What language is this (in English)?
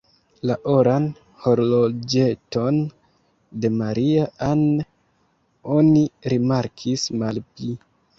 Esperanto